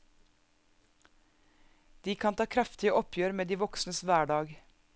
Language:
Norwegian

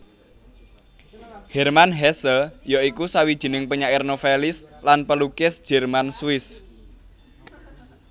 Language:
Javanese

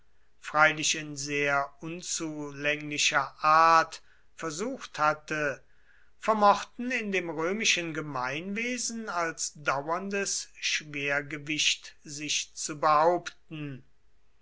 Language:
German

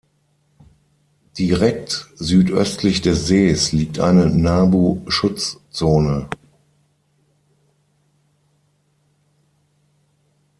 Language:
German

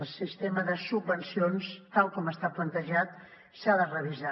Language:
Catalan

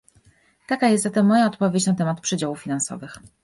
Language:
Polish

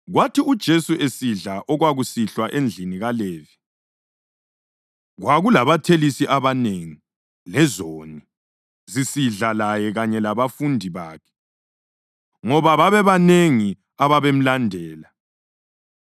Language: North Ndebele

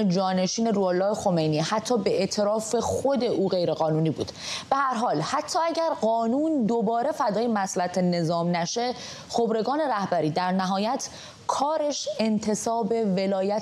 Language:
Persian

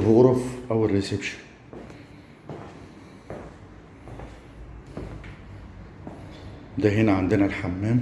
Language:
Arabic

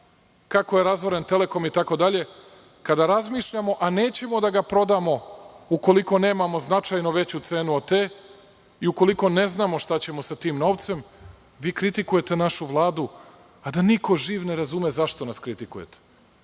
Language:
Serbian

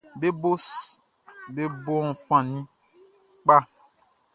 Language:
Baoulé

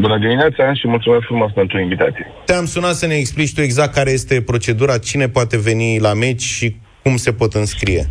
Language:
Romanian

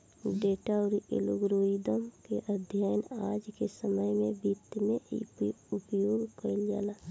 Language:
Bhojpuri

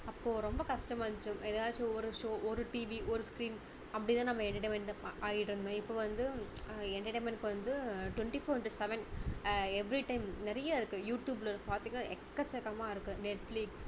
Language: Tamil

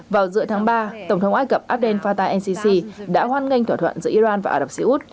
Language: Vietnamese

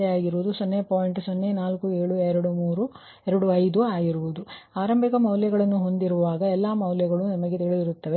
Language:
Kannada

